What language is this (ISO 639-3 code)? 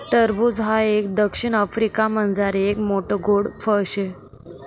mar